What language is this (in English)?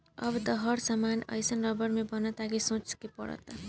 Bhojpuri